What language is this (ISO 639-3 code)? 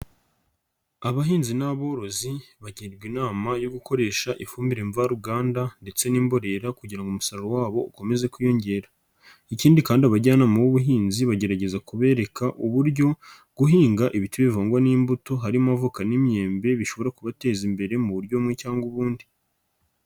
kin